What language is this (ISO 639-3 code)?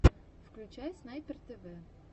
rus